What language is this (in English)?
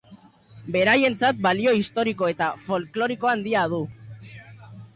Basque